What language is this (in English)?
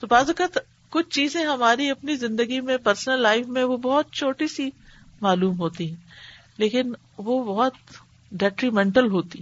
Urdu